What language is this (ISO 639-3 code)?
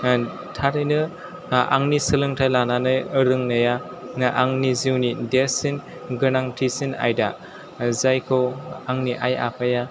brx